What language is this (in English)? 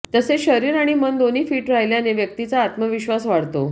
Marathi